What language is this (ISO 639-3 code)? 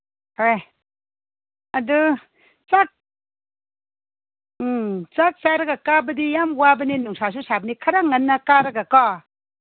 mni